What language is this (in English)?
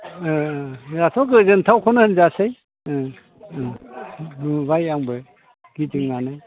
Bodo